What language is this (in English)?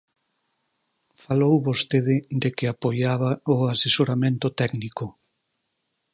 Galician